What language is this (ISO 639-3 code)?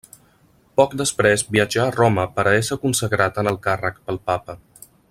cat